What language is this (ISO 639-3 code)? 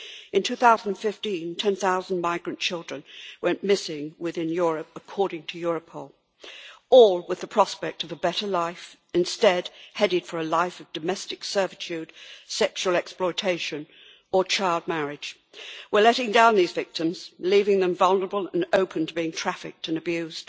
eng